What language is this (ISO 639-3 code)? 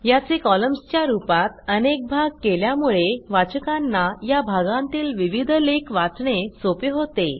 mar